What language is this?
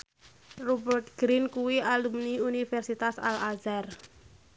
Javanese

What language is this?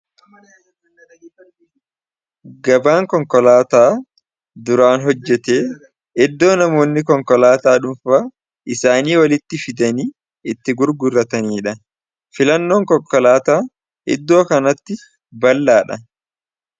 Oromo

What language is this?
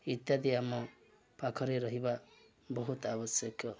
Odia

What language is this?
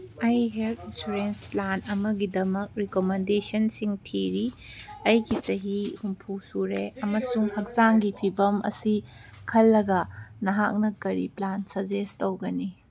Manipuri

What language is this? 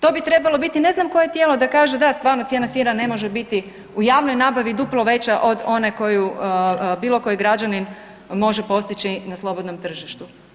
Croatian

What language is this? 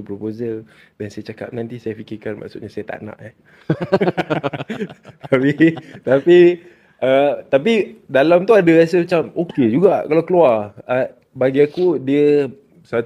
Malay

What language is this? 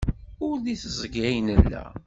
Kabyle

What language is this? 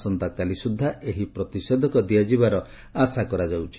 Odia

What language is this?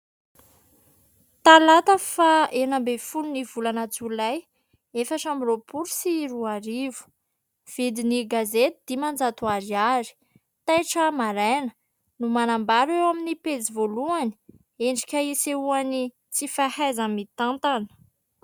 Malagasy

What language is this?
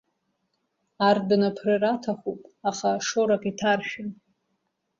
Abkhazian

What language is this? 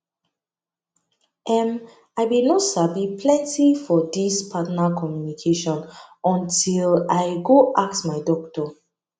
Nigerian Pidgin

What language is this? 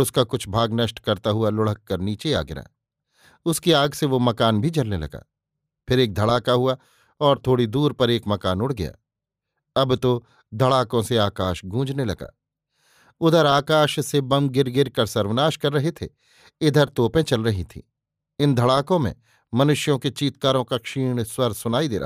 Hindi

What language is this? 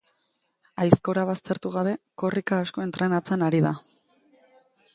Basque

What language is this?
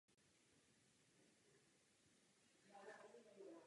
Czech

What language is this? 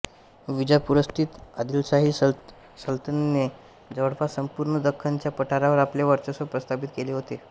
Marathi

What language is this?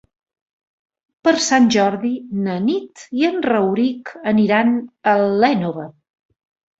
Catalan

